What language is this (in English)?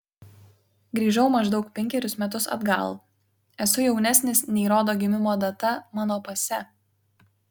Lithuanian